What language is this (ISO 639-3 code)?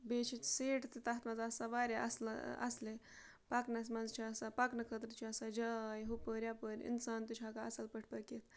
kas